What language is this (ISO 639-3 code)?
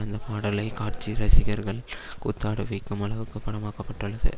tam